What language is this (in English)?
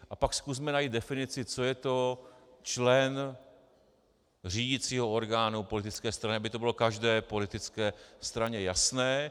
Czech